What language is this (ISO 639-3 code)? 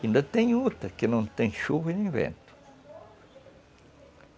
por